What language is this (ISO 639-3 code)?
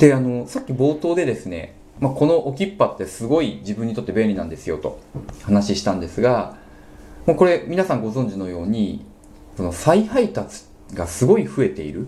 jpn